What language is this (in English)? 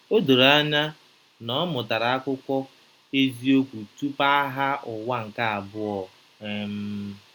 Igbo